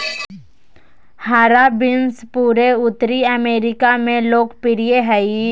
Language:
Magahi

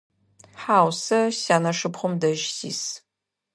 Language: Adyghe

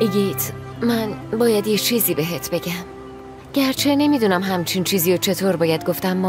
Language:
Persian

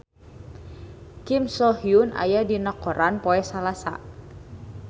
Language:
Sundanese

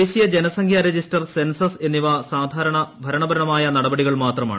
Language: Malayalam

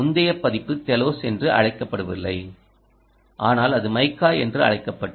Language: Tamil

